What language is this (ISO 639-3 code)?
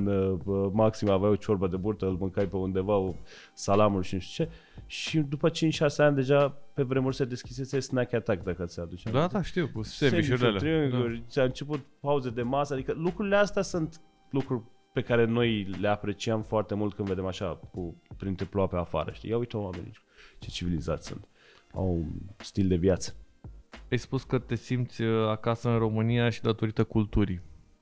ron